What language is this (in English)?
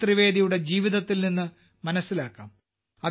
Malayalam